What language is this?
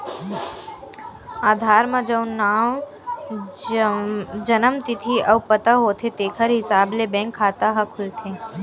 Chhattisgarhi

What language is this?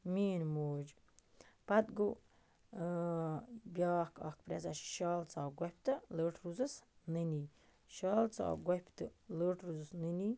Kashmiri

